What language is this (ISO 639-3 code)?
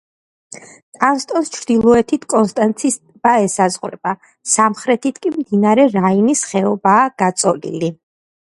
kat